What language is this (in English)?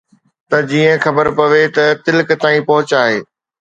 Sindhi